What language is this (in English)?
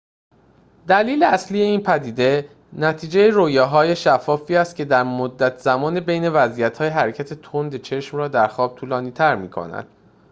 Persian